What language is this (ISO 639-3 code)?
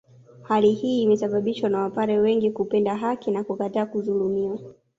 swa